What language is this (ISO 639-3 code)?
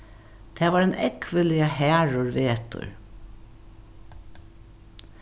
fao